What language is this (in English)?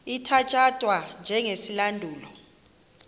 Xhosa